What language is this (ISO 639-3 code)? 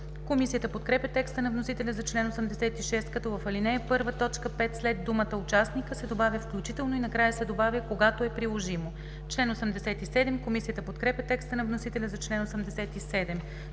bul